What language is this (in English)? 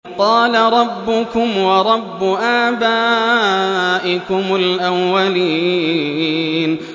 Arabic